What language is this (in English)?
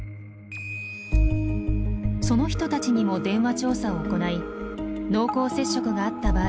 Japanese